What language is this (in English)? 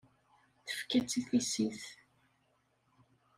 Kabyle